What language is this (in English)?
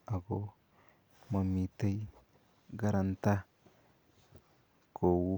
Kalenjin